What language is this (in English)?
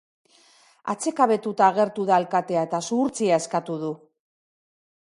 Basque